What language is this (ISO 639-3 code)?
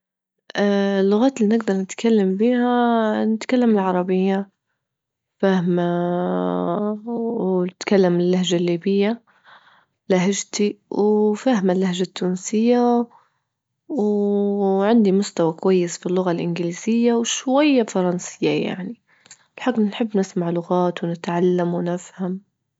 ayl